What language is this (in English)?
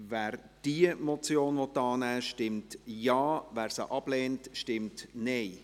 Swiss German